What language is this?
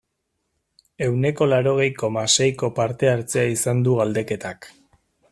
Basque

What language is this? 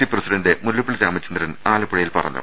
Malayalam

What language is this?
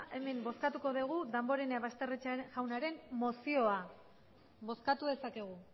Basque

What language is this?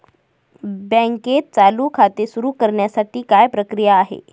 Marathi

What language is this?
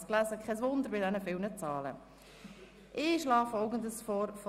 Swiss German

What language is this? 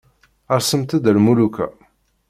Kabyle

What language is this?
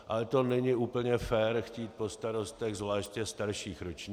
Czech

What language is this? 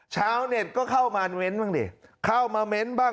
Thai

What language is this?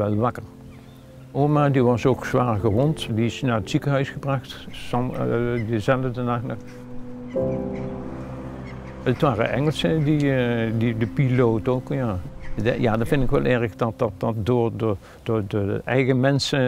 Dutch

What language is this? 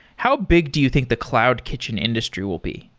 English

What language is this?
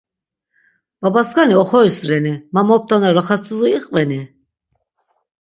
Laz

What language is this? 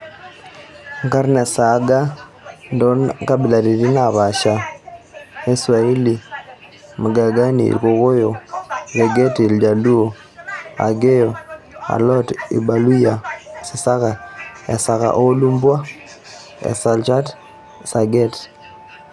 Masai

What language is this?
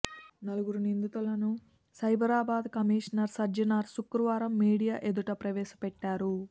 Telugu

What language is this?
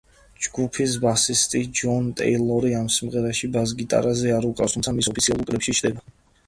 Georgian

